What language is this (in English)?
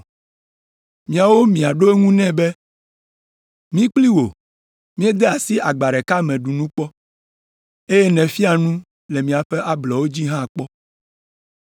Ewe